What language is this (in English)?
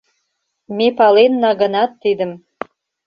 Mari